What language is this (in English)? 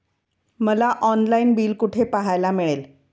Marathi